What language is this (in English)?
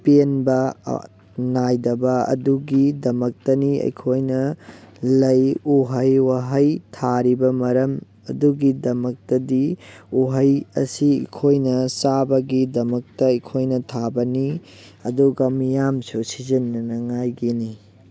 Manipuri